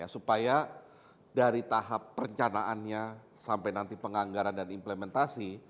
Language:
Indonesian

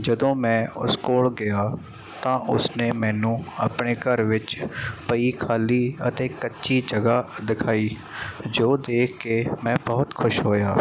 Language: Punjabi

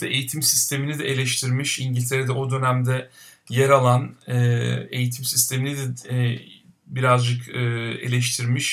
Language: Turkish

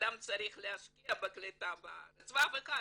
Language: Hebrew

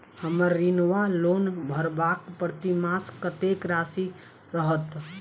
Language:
Maithili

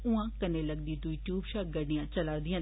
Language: Dogri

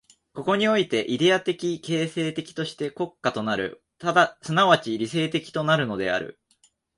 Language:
Japanese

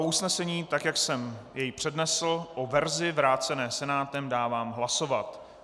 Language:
Czech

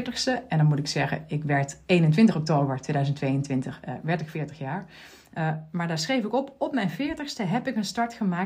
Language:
Dutch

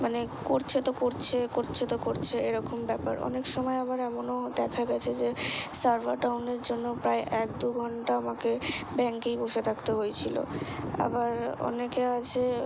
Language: Bangla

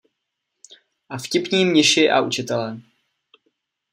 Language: Czech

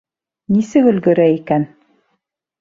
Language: Bashkir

